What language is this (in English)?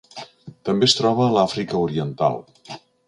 Catalan